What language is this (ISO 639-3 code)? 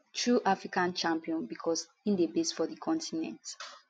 pcm